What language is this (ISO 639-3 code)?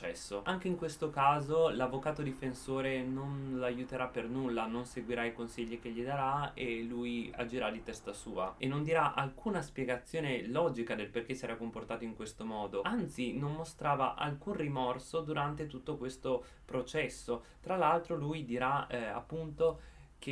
ita